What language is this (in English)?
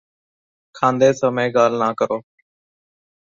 Punjabi